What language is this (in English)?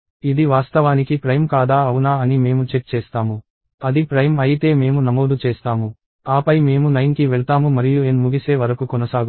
Telugu